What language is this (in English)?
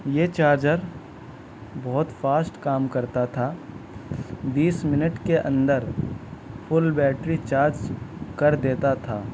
Urdu